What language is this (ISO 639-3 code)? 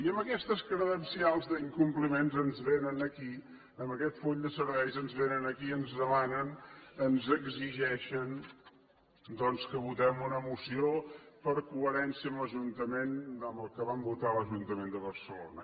cat